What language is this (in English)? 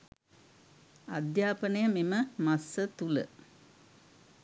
Sinhala